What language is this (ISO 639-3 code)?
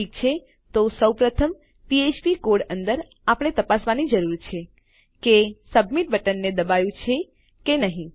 guj